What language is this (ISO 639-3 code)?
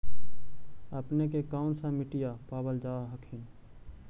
mag